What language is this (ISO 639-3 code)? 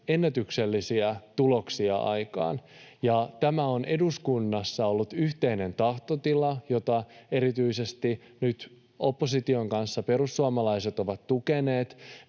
fin